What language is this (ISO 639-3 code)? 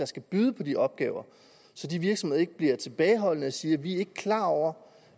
dan